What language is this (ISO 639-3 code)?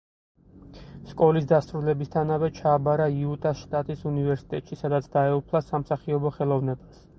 kat